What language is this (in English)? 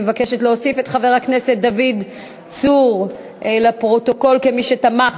Hebrew